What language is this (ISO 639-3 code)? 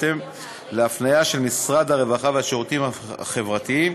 heb